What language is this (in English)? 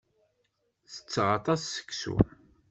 Kabyle